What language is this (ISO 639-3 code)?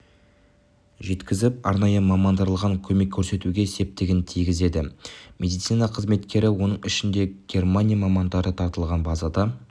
kaz